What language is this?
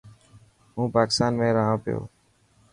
Dhatki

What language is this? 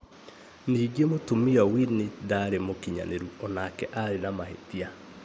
Kikuyu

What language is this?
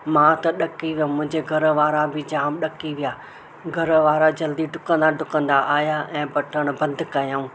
Sindhi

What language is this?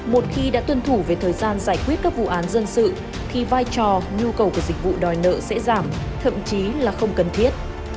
Vietnamese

